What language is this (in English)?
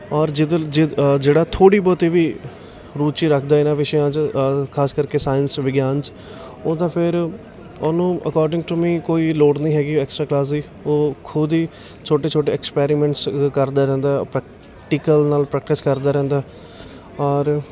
Punjabi